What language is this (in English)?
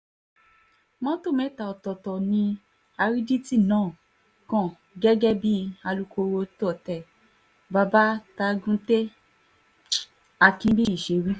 Yoruba